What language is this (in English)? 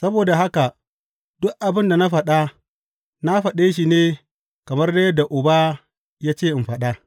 Hausa